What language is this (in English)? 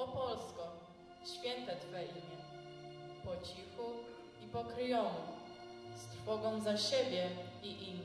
Polish